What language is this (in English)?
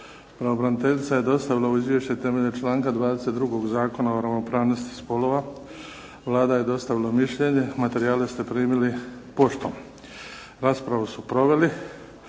Croatian